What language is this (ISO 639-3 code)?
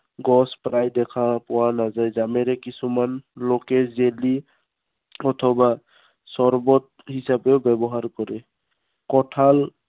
asm